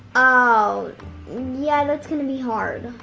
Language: English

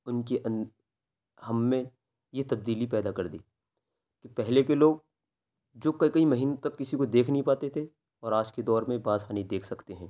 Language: Urdu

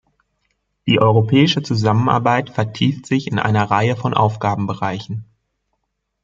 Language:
German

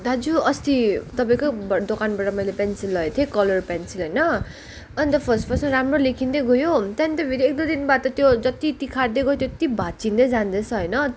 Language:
Nepali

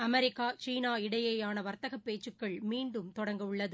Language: Tamil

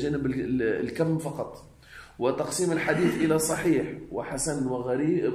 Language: Arabic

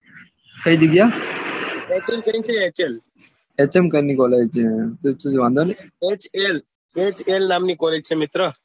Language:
Gujarati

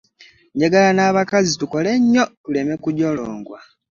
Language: Ganda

